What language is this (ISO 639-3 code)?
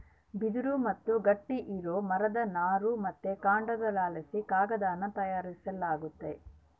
kan